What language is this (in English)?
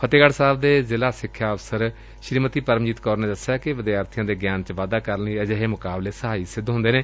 Punjabi